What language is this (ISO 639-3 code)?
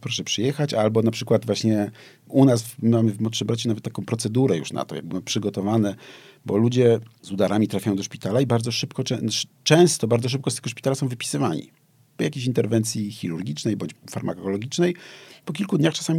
pol